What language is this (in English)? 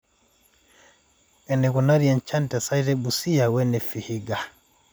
Masai